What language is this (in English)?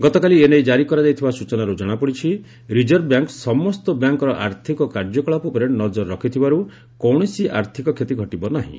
Odia